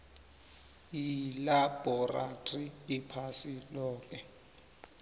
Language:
South Ndebele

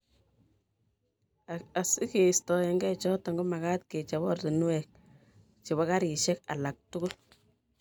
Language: Kalenjin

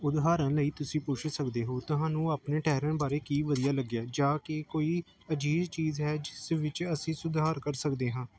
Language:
Punjabi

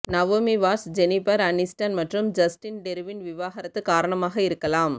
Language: Tamil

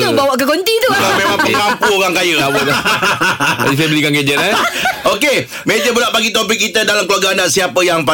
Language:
Malay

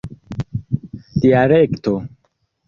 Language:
Esperanto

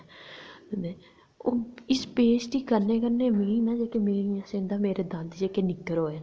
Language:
Dogri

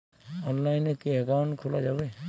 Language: Bangla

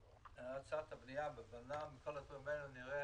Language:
Hebrew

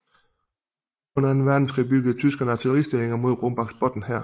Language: Danish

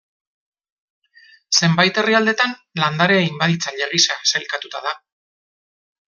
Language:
Basque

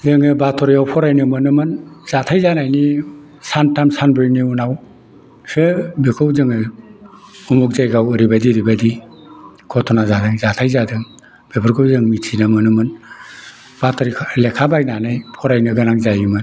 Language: Bodo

